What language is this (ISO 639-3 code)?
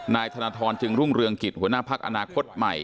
tha